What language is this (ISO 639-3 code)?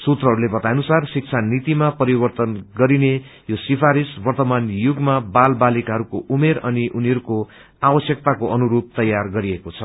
nep